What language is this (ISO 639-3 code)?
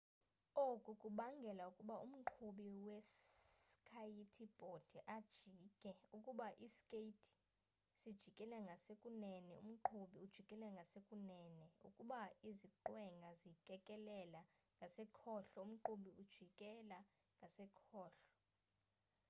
xho